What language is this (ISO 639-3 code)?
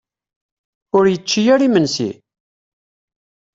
kab